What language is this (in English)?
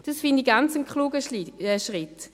Swiss German